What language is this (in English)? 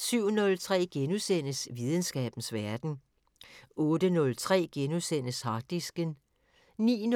Danish